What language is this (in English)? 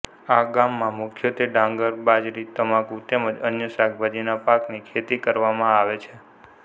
Gujarati